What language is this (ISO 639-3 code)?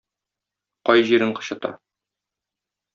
tat